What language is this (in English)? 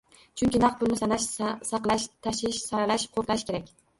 Uzbek